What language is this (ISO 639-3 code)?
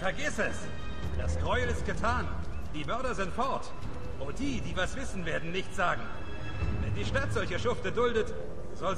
deu